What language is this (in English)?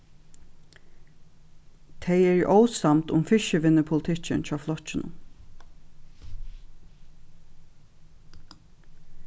Faroese